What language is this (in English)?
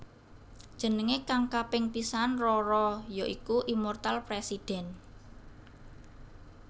Javanese